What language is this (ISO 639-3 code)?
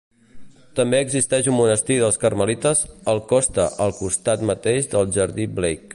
cat